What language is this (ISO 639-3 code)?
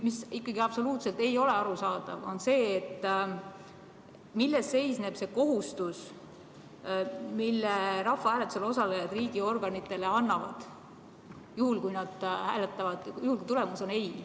est